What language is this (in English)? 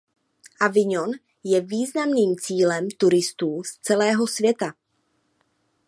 Czech